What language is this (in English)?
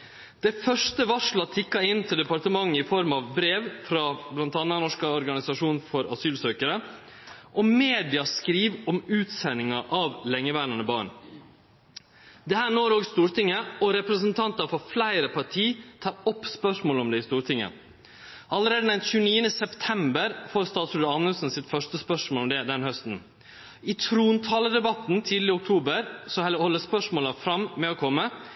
Norwegian Nynorsk